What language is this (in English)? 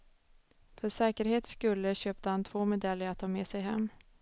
Swedish